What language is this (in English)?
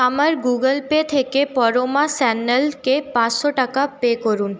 Bangla